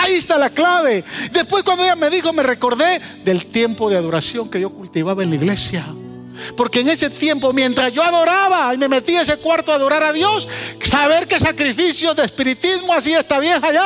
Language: Spanish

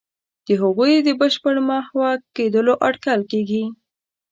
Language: Pashto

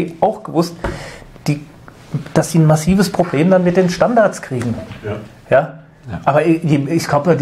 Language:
German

